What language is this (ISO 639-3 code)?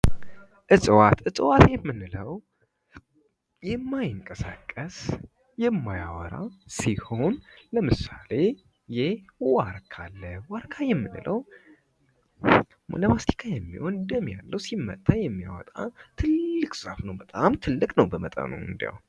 amh